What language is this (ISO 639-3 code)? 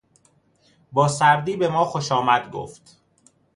fas